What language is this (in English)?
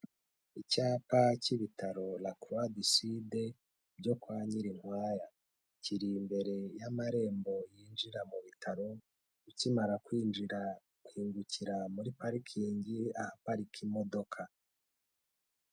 Kinyarwanda